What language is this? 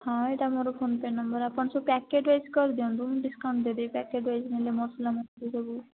Odia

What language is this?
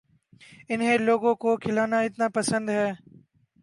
Urdu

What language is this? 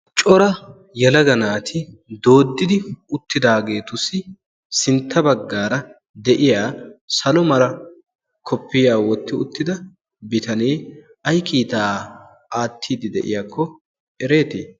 Wolaytta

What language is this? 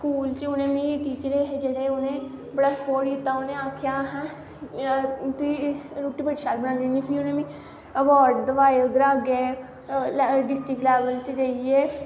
Dogri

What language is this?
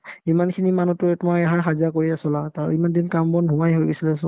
Assamese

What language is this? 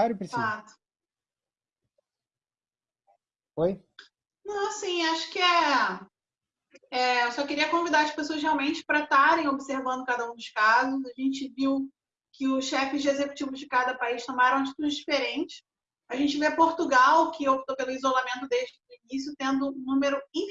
Portuguese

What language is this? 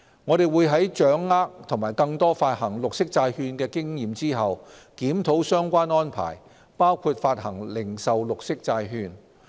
Cantonese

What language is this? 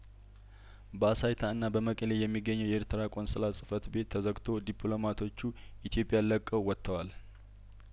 Amharic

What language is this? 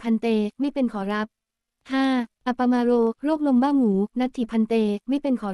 Thai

